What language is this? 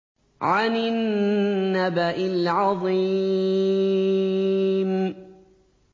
Arabic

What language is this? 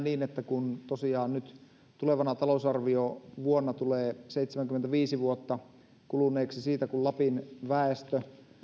Finnish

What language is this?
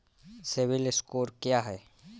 Hindi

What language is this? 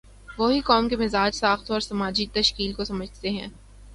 Urdu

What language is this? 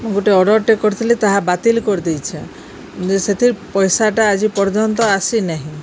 Odia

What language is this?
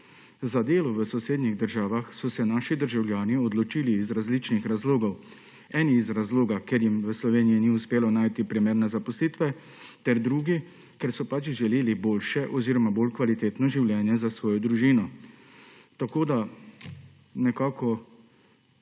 Slovenian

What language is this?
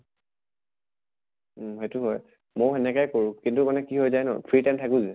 Assamese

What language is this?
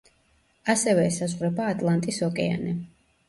Georgian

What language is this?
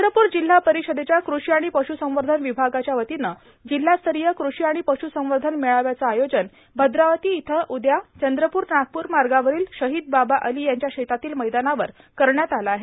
Marathi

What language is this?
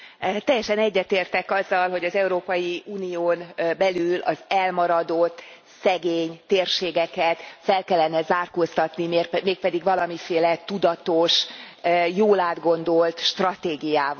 Hungarian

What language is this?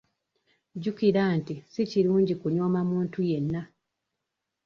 Ganda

